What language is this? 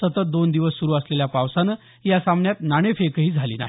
Marathi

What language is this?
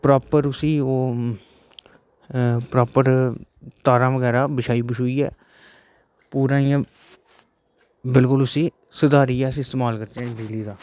Dogri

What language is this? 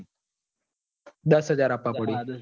Gujarati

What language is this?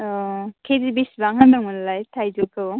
Bodo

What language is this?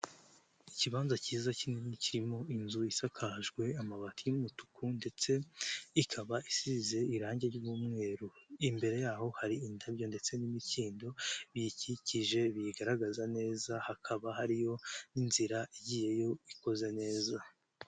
Kinyarwanda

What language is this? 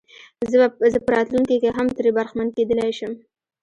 Pashto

